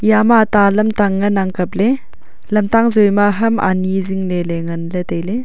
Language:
Wancho Naga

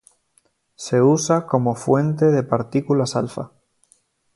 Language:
Spanish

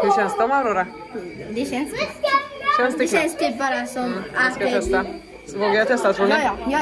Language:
Swedish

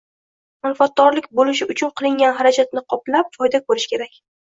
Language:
Uzbek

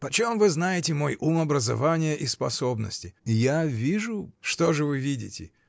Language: Russian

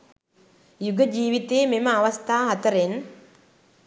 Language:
Sinhala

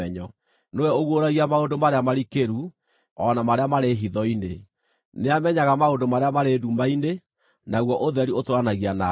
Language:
Kikuyu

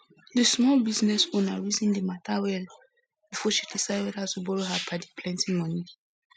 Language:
Nigerian Pidgin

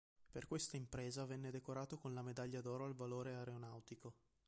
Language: Italian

